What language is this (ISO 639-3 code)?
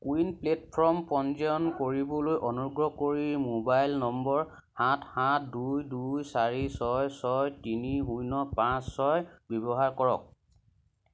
asm